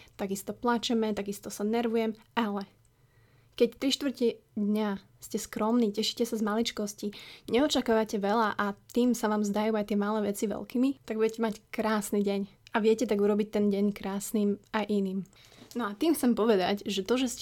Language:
Slovak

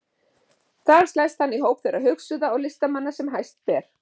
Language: Icelandic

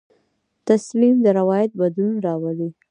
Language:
Pashto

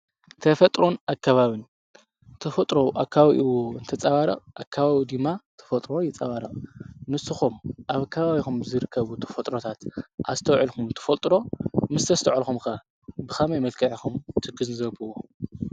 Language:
Tigrinya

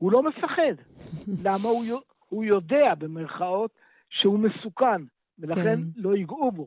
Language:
Hebrew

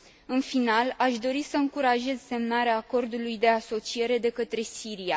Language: Romanian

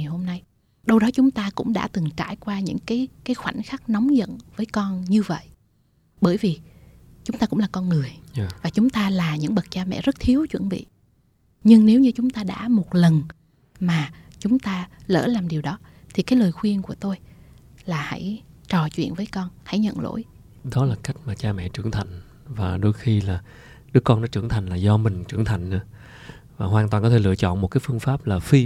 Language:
Vietnamese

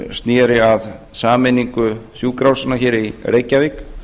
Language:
Icelandic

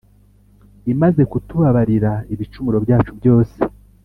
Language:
Kinyarwanda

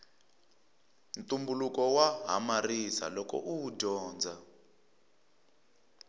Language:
Tsonga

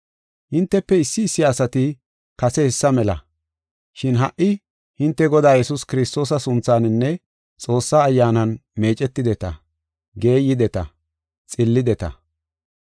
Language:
Gofa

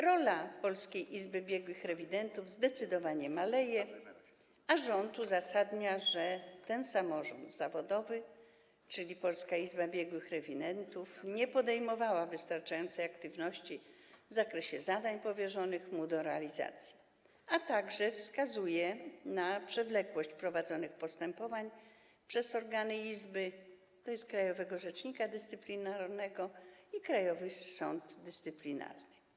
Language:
Polish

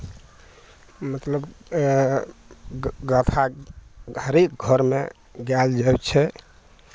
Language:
Maithili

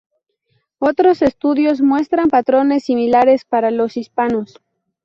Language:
Spanish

